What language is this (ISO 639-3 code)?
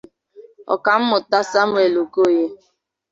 ibo